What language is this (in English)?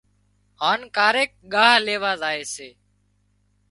Wadiyara Koli